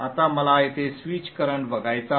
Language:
Marathi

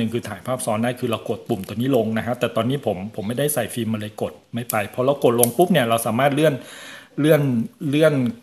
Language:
Thai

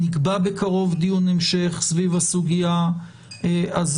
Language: Hebrew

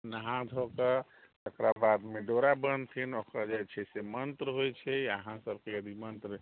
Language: Maithili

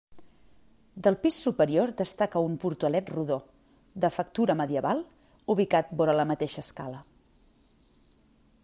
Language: Catalan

